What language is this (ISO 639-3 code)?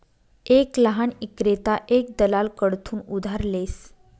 mar